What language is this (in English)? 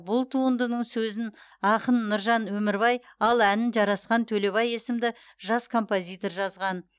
Kazakh